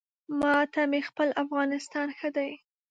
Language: Pashto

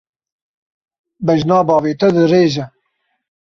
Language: Kurdish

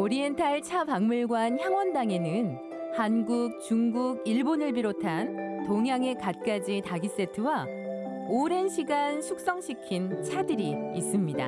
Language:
Korean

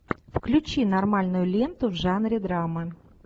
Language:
Russian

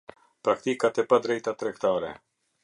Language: Albanian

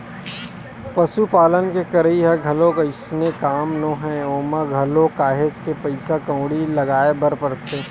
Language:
Chhattisgarhi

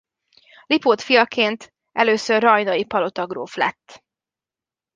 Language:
Hungarian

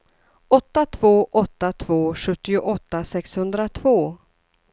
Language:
Swedish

